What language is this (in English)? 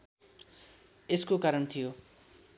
Nepali